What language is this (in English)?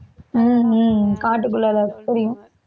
Tamil